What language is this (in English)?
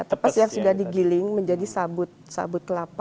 Indonesian